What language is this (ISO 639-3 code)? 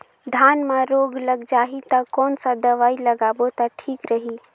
hne